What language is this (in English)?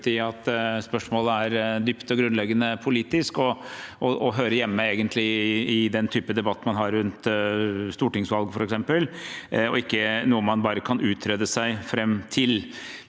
Norwegian